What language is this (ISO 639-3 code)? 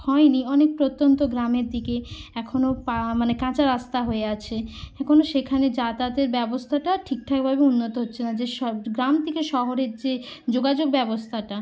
ben